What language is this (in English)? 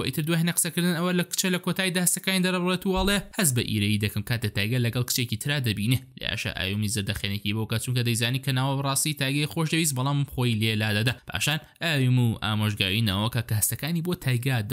Arabic